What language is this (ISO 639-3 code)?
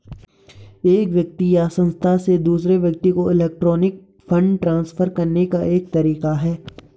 hin